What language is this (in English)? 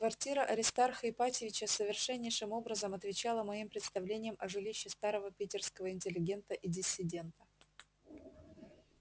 Russian